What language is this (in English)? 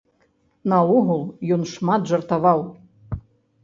Belarusian